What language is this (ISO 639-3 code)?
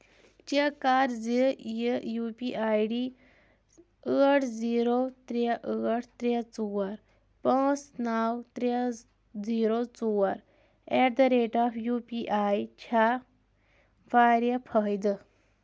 kas